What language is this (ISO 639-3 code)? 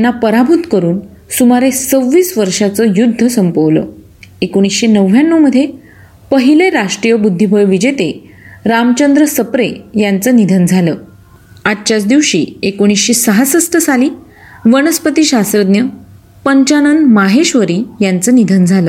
mar